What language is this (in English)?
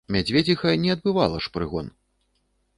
Belarusian